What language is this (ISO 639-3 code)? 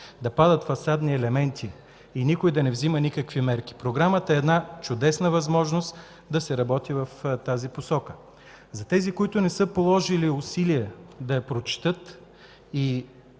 bul